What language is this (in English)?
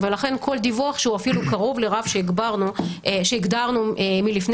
Hebrew